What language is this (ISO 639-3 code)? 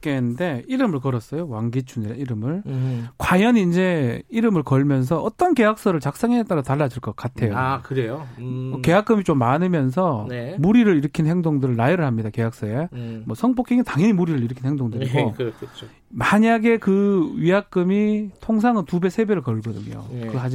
kor